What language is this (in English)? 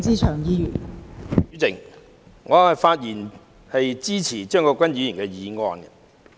Cantonese